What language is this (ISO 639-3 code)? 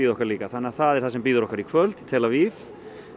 isl